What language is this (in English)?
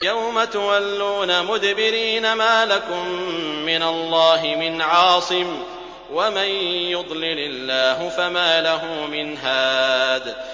Arabic